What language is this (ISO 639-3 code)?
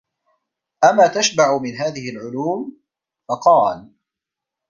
ara